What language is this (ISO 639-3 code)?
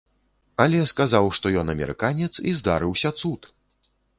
bel